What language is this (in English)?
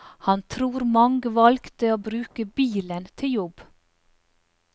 Norwegian